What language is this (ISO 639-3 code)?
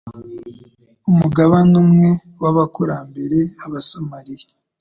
kin